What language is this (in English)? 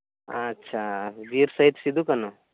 Santali